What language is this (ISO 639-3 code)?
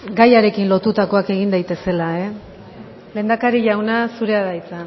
eus